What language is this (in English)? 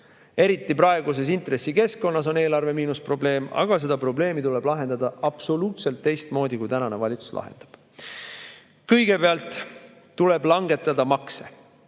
Estonian